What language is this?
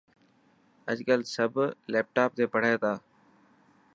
Dhatki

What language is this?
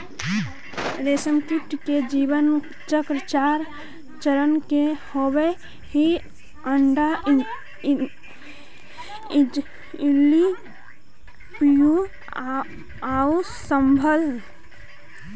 Magahi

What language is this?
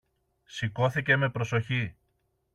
Greek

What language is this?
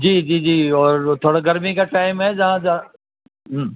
Urdu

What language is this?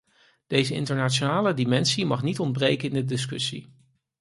Dutch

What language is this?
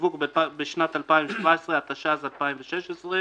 Hebrew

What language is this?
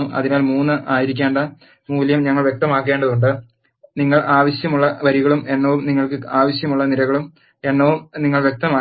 Malayalam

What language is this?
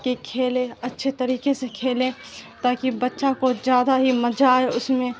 Urdu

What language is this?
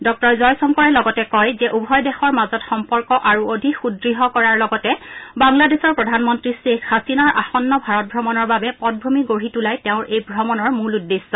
Assamese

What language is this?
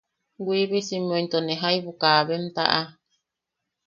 Yaqui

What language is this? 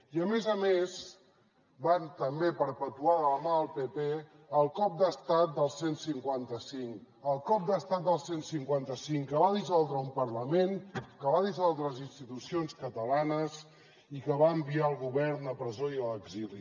Catalan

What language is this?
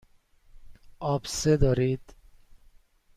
Persian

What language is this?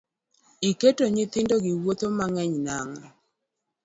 Luo (Kenya and Tanzania)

